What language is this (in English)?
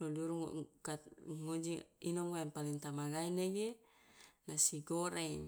Loloda